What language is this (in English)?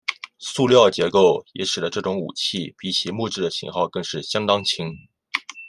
Chinese